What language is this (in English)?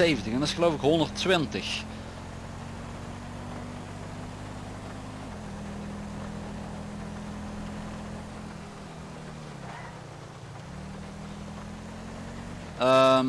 Dutch